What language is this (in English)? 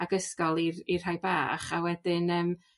Welsh